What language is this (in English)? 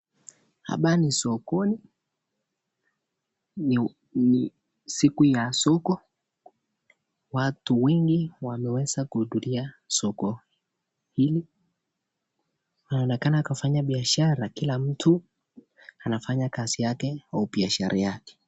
Swahili